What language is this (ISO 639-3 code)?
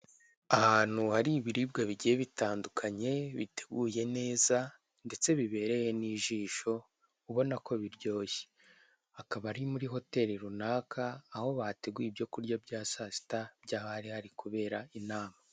kin